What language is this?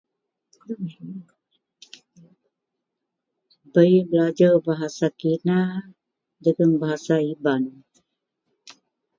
Central Melanau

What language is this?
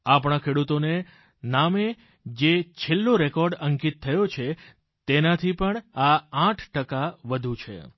Gujarati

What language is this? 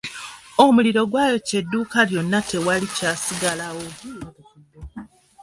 Ganda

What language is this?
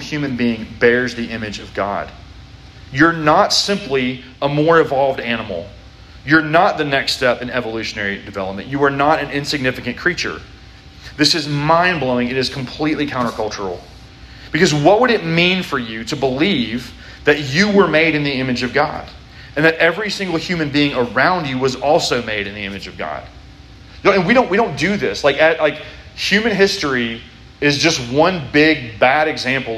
English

